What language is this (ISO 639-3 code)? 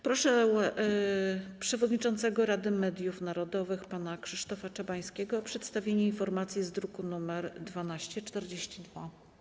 pol